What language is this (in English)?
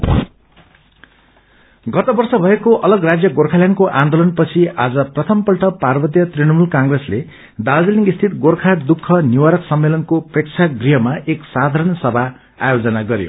Nepali